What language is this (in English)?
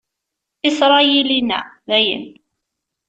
Kabyle